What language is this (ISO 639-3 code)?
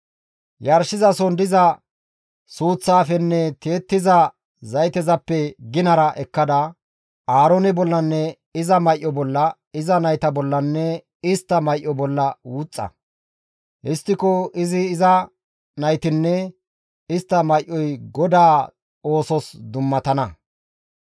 gmv